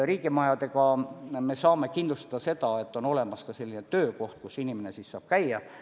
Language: Estonian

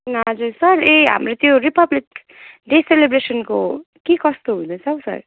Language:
Nepali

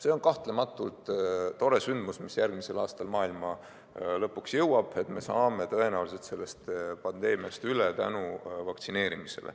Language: Estonian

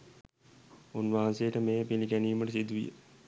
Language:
Sinhala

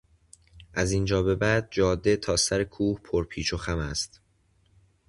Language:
Persian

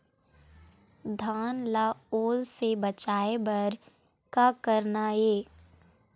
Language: Chhattisgarhi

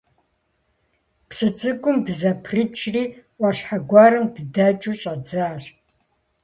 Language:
Kabardian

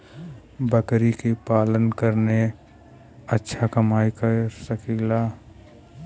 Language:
Bhojpuri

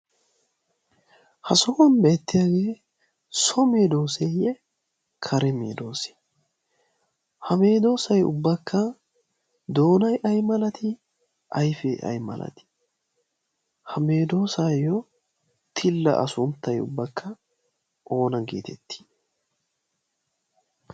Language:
Wolaytta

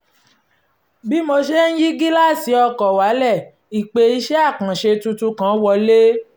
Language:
Yoruba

